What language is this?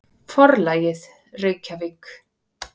Icelandic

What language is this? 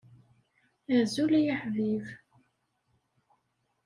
Kabyle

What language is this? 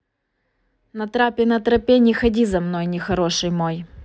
Russian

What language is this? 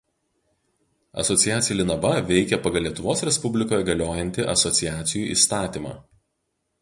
Lithuanian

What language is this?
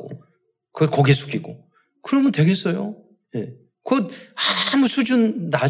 Korean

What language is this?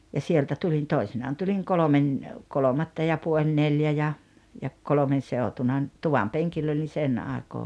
Finnish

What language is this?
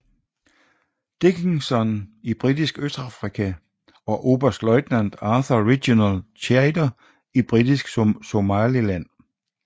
Danish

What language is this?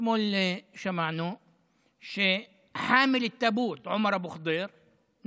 Hebrew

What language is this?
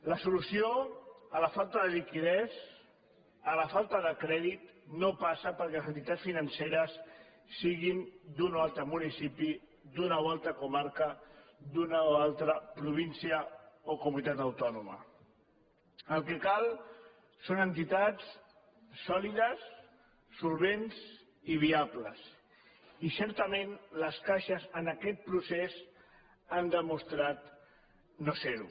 Catalan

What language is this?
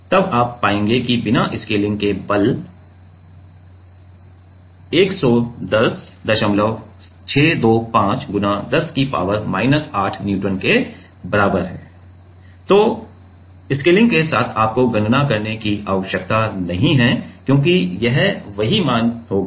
Hindi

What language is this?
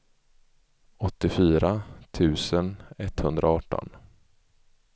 Swedish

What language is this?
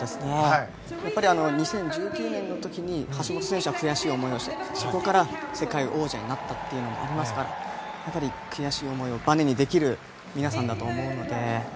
Japanese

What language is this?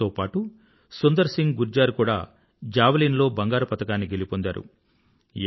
Telugu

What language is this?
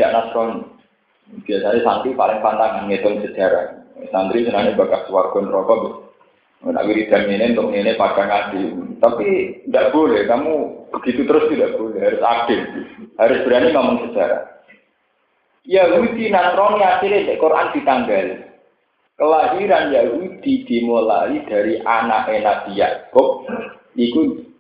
Indonesian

